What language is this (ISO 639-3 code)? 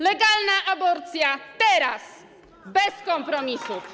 pol